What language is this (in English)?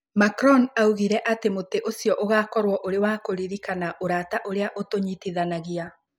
Kikuyu